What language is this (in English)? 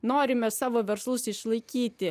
Lithuanian